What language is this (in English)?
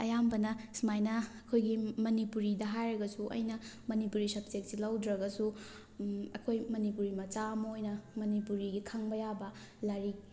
Manipuri